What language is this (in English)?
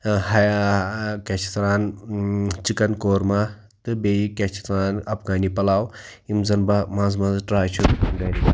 Kashmiri